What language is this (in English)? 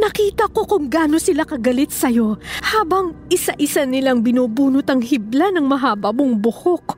Filipino